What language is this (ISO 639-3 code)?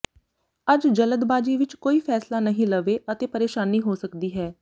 pan